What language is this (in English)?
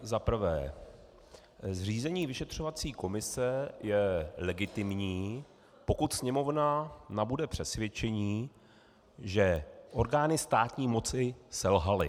Czech